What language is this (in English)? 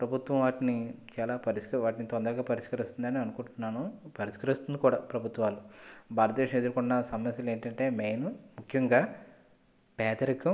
Telugu